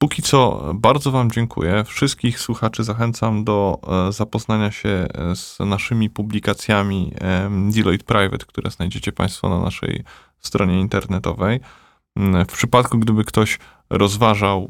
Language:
Polish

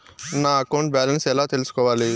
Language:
Telugu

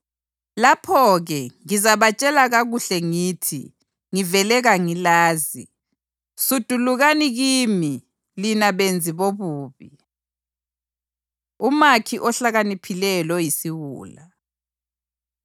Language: North Ndebele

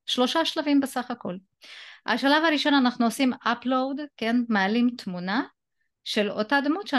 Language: Hebrew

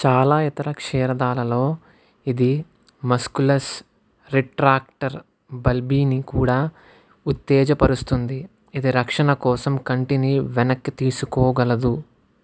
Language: Telugu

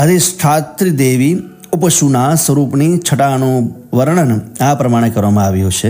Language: Gujarati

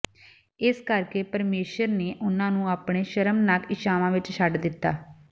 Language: Punjabi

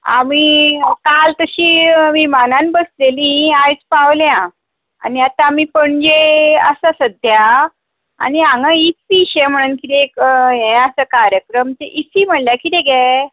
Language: Konkani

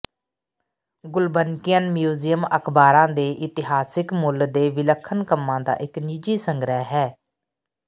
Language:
Punjabi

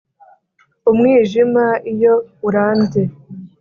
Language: Kinyarwanda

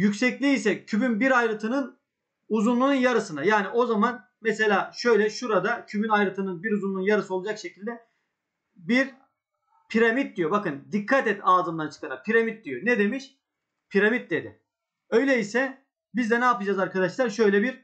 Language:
Turkish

